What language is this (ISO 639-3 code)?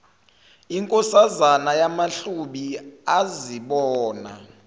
zul